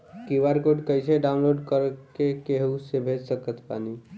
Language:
Bhojpuri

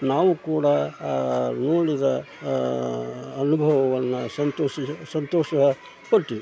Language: Kannada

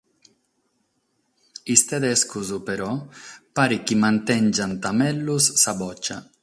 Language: Sardinian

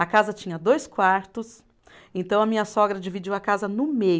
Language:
Portuguese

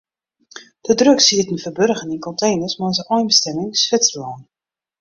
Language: Western Frisian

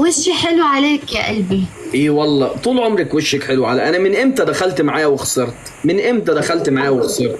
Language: Arabic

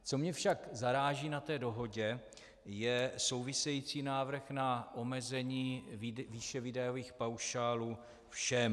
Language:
Czech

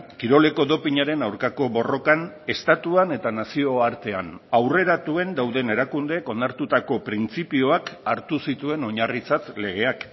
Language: Basque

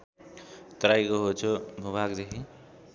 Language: Nepali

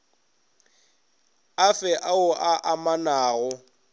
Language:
Northern Sotho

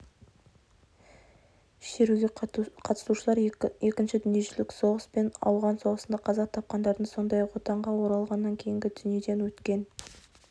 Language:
Kazakh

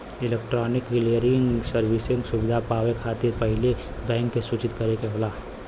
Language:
Bhojpuri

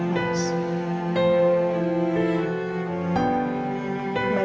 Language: Indonesian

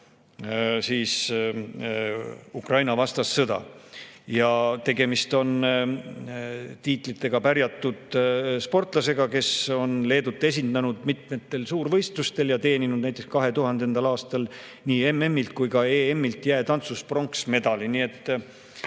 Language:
Estonian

